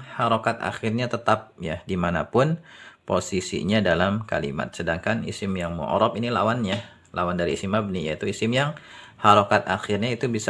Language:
Indonesian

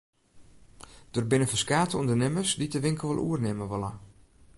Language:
Western Frisian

